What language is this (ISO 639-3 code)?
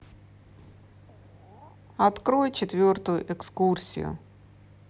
rus